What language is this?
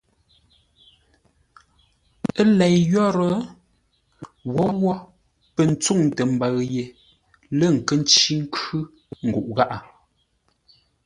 Ngombale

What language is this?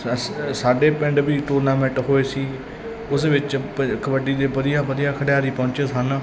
Punjabi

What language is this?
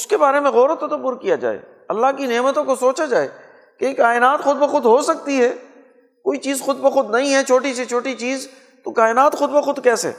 Urdu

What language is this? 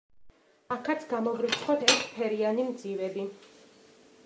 Georgian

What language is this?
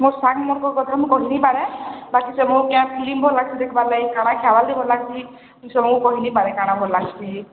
Odia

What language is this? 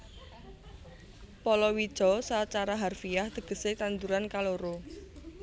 Javanese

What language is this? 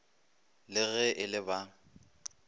Northern Sotho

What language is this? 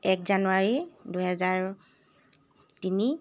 Assamese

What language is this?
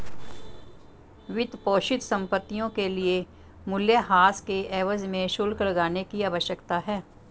Hindi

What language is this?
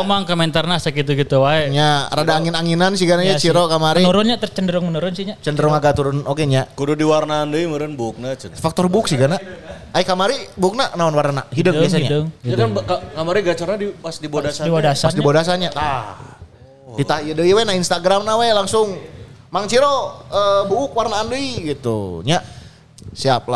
Indonesian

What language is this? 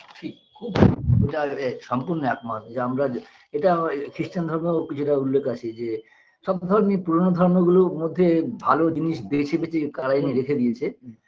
Bangla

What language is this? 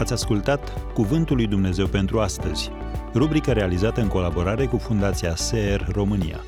Romanian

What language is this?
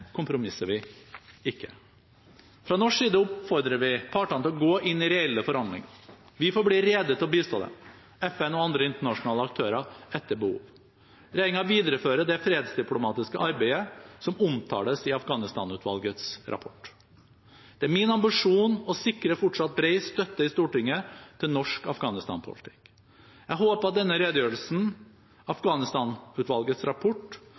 Norwegian Bokmål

